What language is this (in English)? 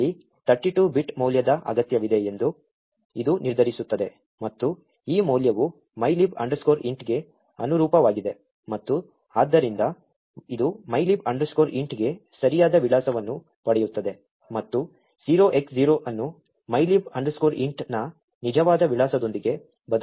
Kannada